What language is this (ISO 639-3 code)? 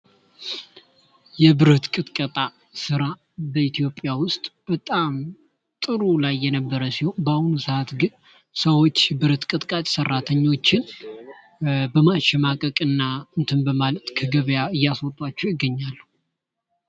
amh